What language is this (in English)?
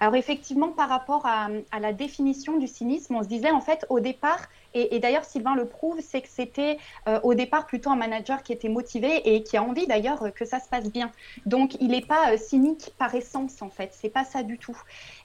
French